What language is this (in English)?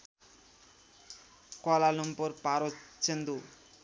Nepali